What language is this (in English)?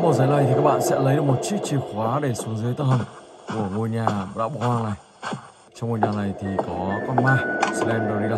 Vietnamese